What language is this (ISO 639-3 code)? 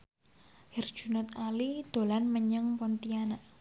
jav